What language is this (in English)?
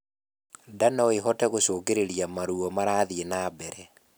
Kikuyu